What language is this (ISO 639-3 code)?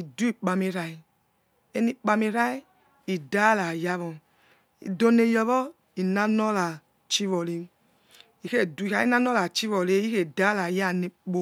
ets